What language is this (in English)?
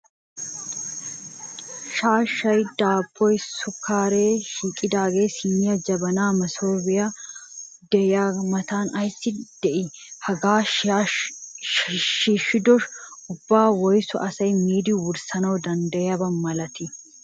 Wolaytta